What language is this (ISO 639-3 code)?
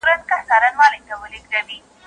pus